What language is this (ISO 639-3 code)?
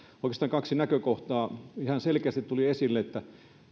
fin